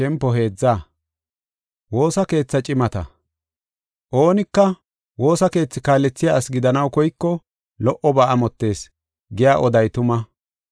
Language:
Gofa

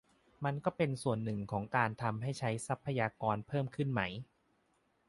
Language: Thai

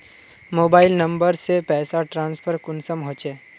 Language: Magahi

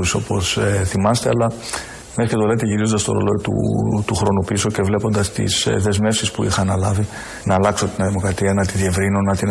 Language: Greek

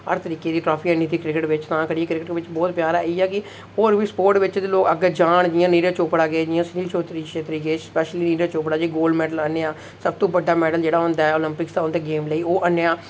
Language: Dogri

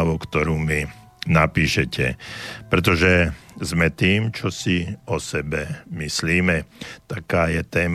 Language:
Slovak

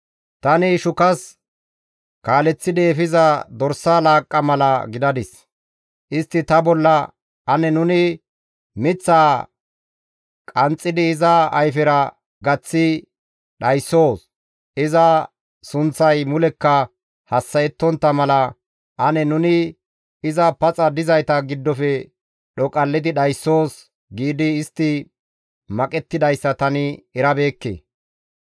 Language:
Gamo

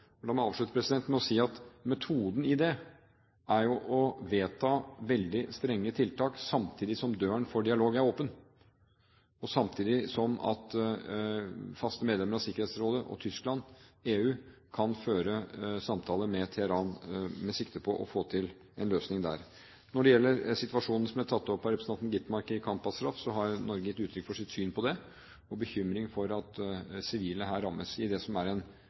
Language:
Norwegian Bokmål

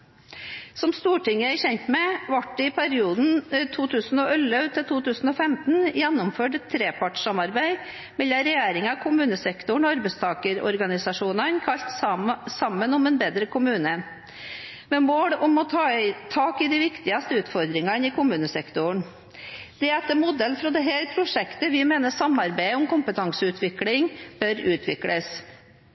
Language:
Norwegian Bokmål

